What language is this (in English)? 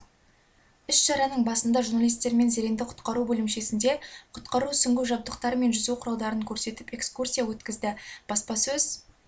Kazakh